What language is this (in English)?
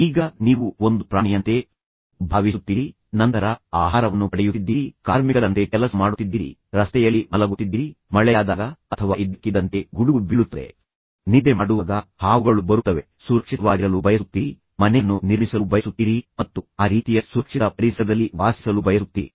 Kannada